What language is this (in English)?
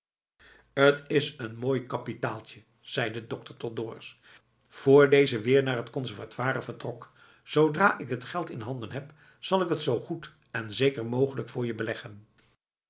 Dutch